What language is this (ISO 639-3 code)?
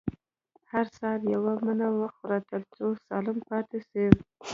pus